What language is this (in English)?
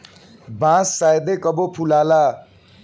Bhojpuri